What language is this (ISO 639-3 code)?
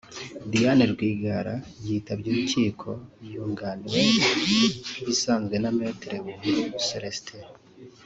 kin